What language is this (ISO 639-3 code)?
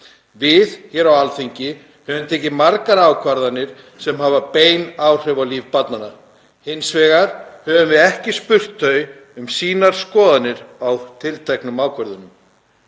isl